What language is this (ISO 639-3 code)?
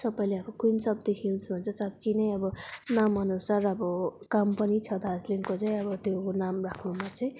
nep